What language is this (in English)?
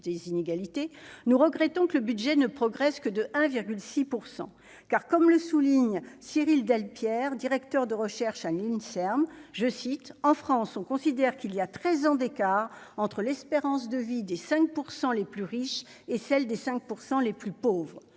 French